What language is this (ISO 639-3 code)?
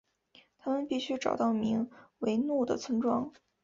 zho